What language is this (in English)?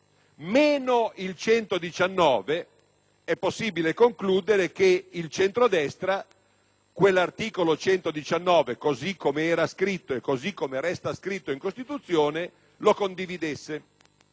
Italian